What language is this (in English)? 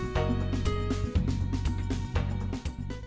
Vietnamese